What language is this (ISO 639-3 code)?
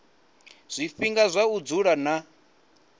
ven